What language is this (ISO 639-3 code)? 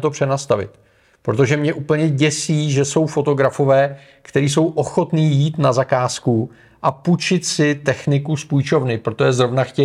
ces